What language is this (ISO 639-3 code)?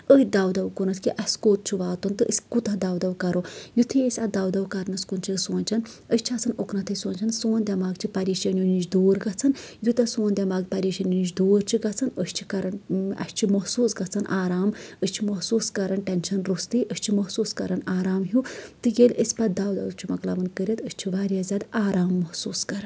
kas